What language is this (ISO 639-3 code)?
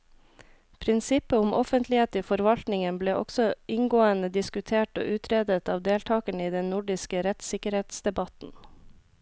nor